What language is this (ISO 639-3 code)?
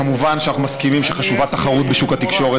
heb